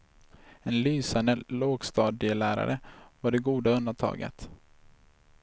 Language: Swedish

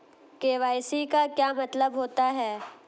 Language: Hindi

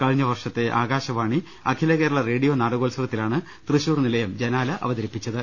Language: Malayalam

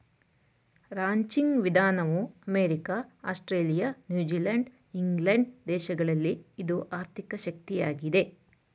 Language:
Kannada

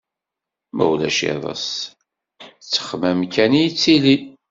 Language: Kabyle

